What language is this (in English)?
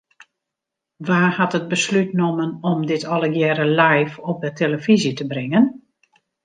Western Frisian